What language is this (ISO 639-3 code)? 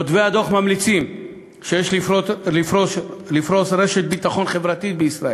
heb